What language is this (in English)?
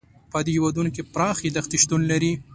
Pashto